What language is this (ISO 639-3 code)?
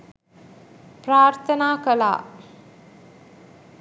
sin